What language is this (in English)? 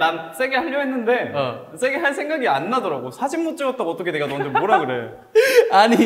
Korean